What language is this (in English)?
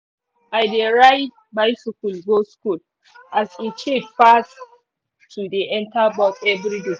Nigerian Pidgin